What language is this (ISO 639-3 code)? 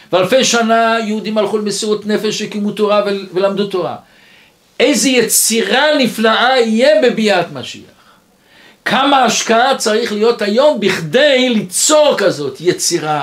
heb